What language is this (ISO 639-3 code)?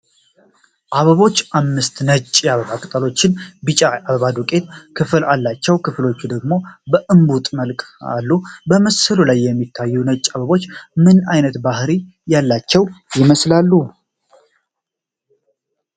amh